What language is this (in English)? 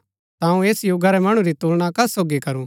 Gaddi